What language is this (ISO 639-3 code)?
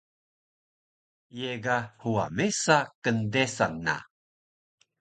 trv